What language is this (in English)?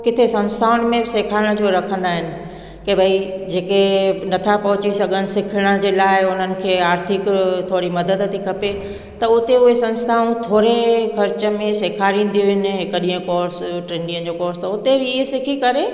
Sindhi